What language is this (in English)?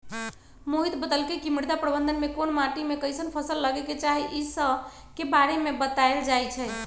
Magahi